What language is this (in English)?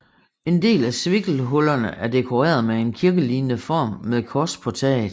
Danish